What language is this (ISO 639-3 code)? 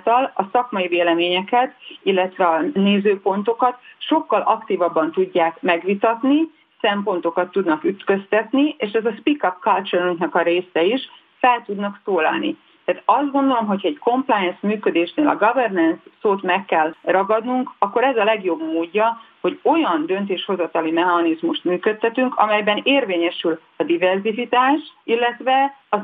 hun